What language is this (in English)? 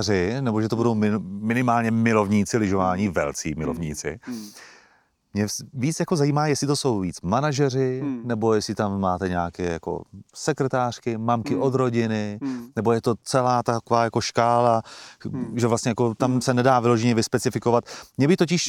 Czech